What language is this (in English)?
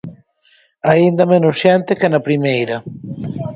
Galician